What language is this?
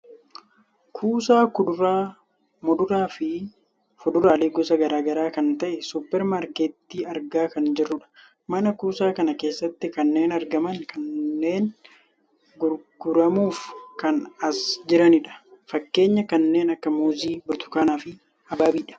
Oromo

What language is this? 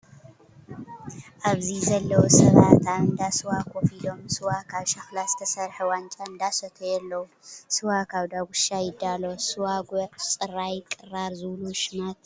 Tigrinya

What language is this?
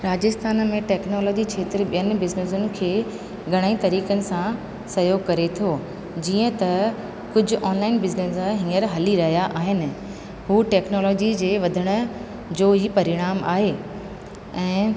Sindhi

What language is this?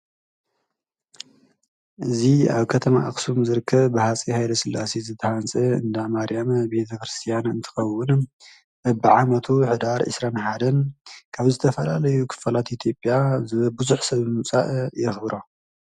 Tigrinya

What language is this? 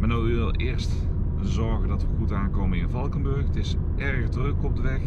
Dutch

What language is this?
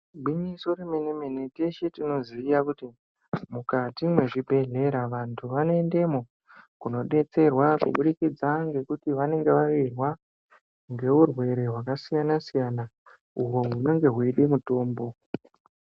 Ndau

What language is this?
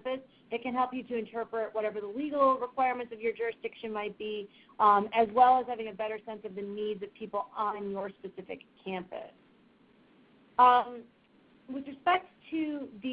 English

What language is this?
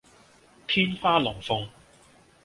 Cantonese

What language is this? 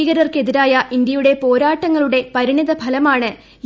Malayalam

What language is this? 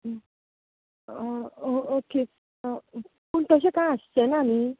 Konkani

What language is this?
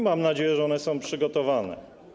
Polish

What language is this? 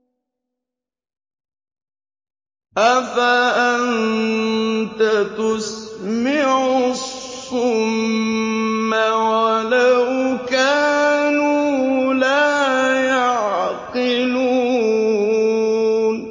Arabic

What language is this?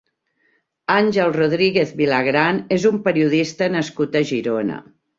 Catalan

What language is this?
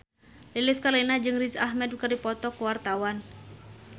Sundanese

